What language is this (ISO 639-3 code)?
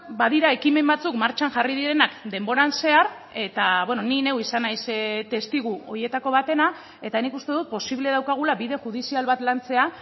eus